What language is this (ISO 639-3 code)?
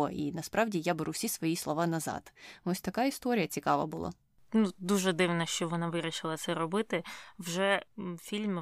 ukr